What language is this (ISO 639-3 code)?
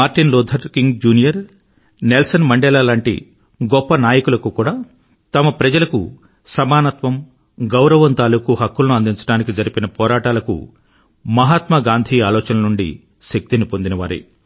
tel